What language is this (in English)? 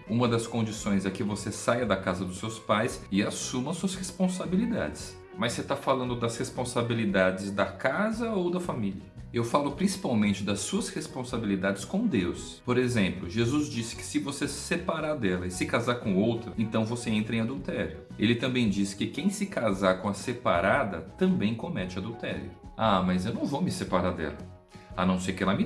Portuguese